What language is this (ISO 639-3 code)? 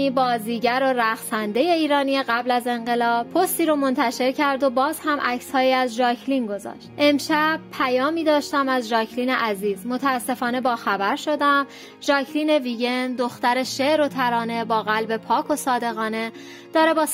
fas